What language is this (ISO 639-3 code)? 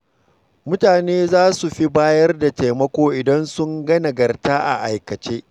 hau